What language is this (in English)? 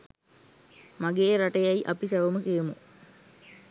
Sinhala